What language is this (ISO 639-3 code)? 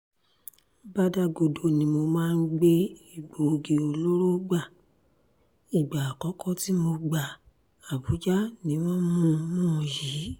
yor